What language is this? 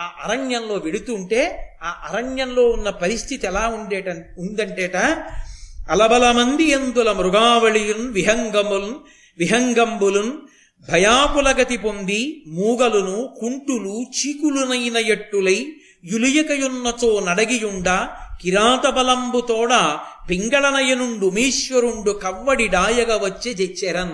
Telugu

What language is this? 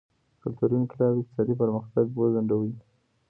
Pashto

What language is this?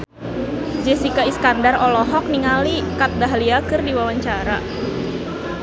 Sundanese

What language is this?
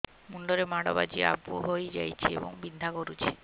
Odia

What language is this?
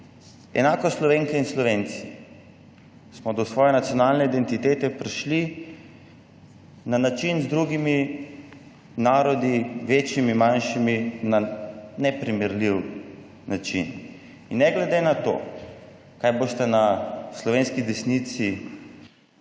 Slovenian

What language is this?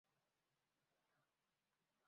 Mari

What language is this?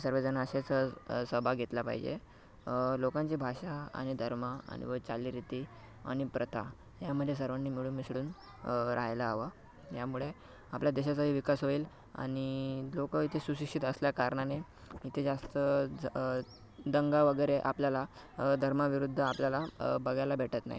Marathi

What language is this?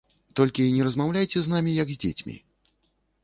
Belarusian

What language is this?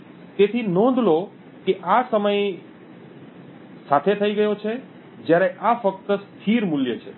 Gujarati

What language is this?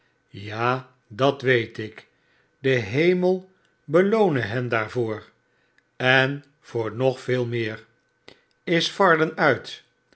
Dutch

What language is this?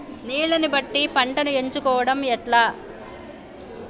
Telugu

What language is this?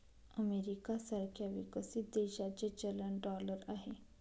Marathi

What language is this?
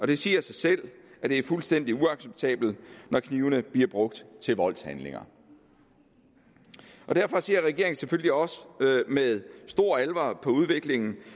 Danish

